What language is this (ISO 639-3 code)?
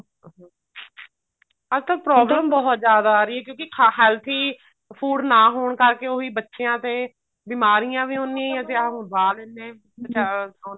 pan